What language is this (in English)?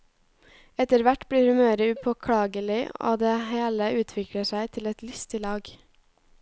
Norwegian